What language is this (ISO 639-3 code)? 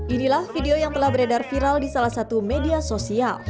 ind